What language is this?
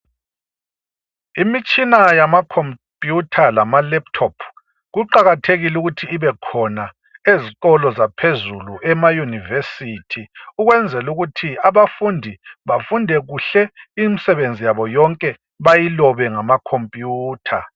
North Ndebele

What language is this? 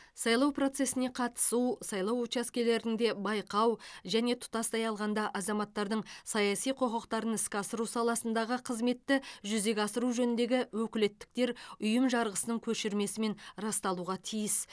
Kazakh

